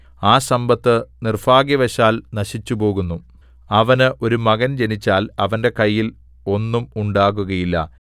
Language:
Malayalam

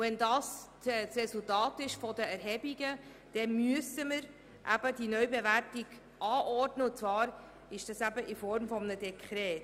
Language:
Swiss German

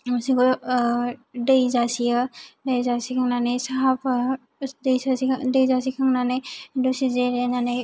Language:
Bodo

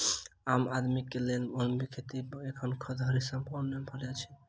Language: Maithili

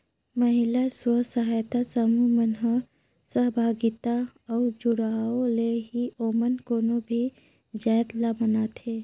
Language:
Chhattisgarhi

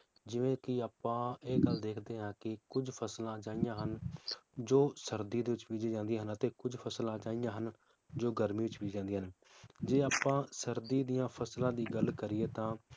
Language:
Punjabi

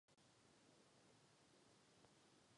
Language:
Czech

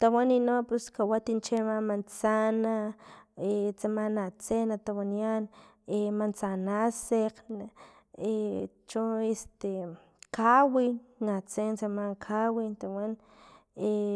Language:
Filomena Mata-Coahuitlán Totonac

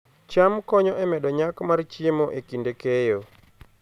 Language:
Luo (Kenya and Tanzania)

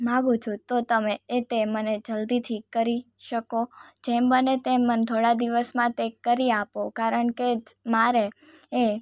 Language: Gujarati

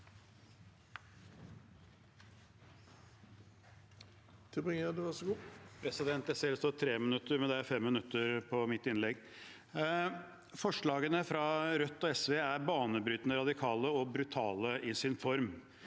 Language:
Norwegian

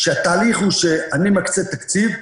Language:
Hebrew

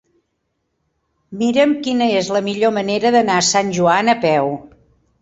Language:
Catalan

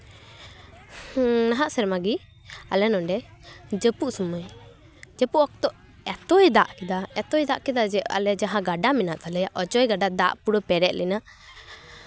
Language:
Santali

